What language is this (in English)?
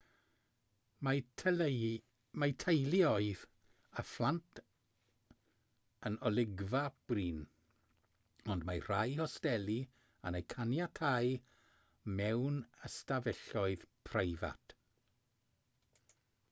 Welsh